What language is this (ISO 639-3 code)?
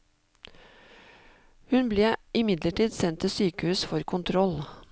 nor